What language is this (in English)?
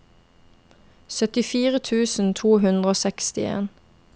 Norwegian